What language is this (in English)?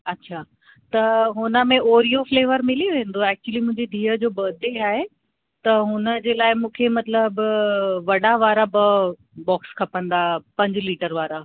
Sindhi